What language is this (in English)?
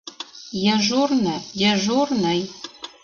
Mari